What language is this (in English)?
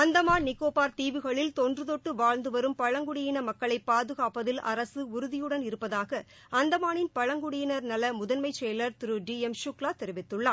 Tamil